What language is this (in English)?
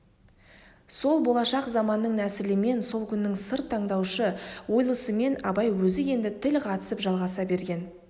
Kazakh